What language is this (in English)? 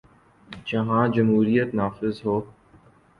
Urdu